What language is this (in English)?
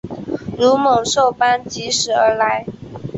Chinese